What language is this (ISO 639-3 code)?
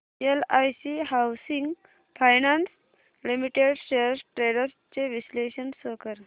mar